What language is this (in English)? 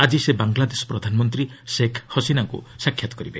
Odia